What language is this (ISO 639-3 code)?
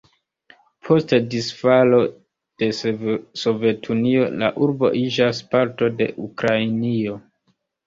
epo